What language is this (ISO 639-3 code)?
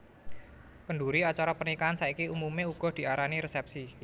jav